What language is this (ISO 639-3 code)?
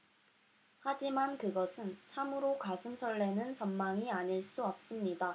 kor